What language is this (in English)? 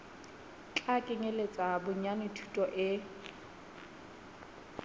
Southern Sotho